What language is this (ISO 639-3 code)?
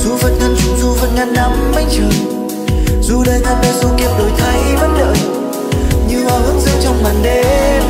vie